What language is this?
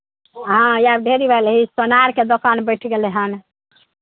Maithili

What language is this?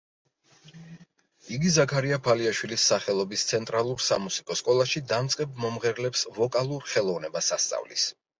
Georgian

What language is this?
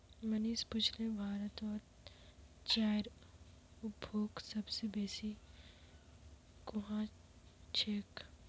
Magahi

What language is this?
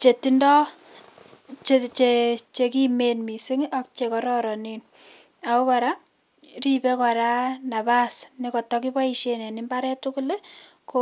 Kalenjin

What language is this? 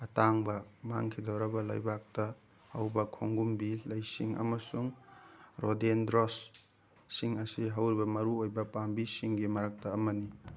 Manipuri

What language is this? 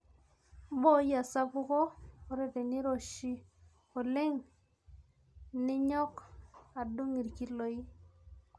Masai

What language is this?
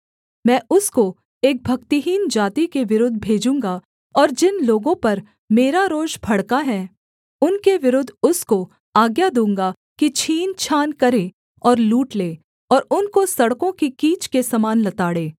Hindi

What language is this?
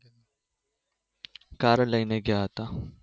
Gujarati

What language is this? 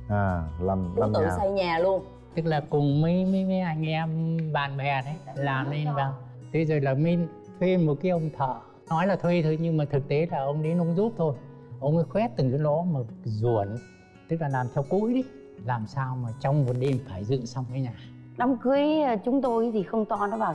Vietnamese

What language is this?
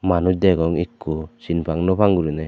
Chakma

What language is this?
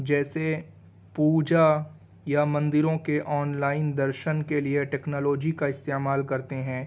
Urdu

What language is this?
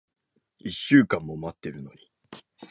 Japanese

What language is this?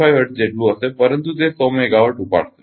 Gujarati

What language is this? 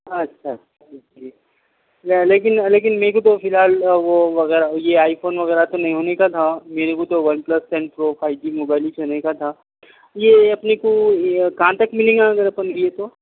Urdu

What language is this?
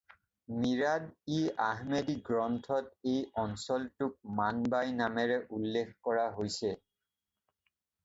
Assamese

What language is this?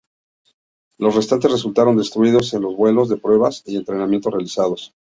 Spanish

